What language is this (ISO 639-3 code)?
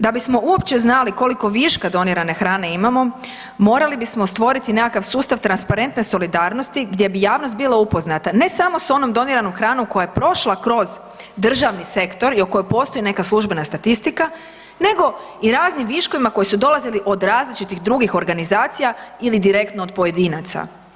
hrv